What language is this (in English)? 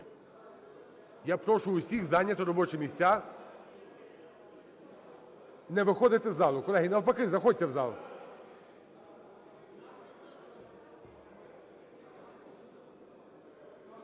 Ukrainian